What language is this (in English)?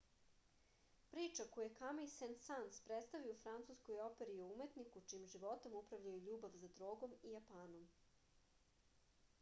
Serbian